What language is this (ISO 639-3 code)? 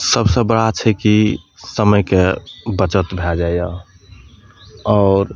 mai